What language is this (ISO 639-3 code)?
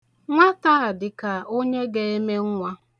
ibo